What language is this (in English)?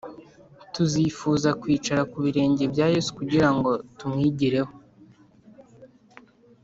Kinyarwanda